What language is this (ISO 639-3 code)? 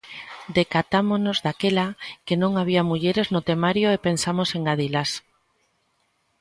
glg